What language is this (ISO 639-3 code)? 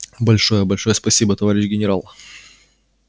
rus